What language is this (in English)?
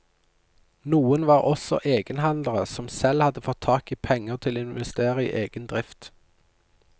Norwegian